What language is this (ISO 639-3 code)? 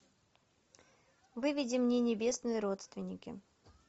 rus